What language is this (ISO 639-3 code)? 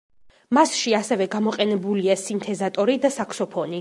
kat